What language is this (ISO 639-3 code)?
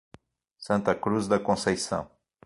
por